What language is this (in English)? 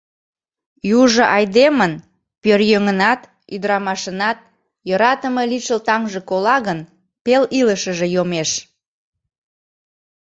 Mari